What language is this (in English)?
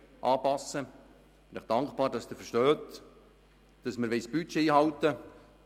Swiss German